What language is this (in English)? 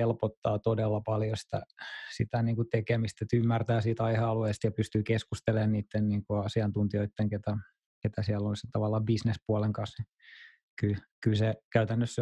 Finnish